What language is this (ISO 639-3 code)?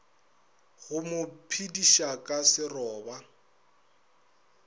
nso